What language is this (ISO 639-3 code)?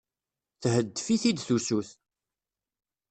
kab